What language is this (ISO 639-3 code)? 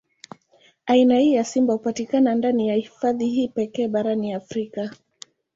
swa